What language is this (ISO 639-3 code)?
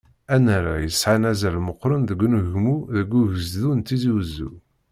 kab